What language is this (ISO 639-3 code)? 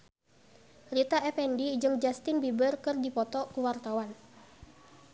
sun